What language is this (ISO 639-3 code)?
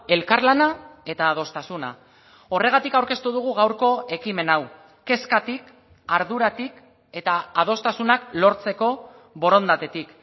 eus